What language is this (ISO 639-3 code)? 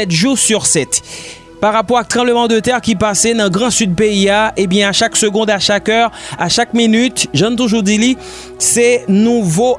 fra